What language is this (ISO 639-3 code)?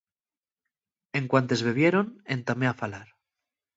ast